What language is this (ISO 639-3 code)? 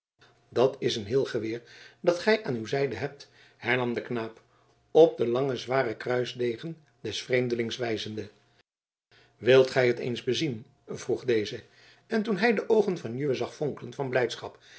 nld